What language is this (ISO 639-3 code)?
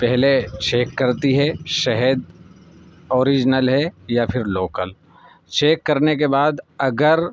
urd